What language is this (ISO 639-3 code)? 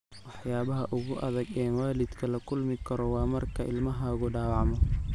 som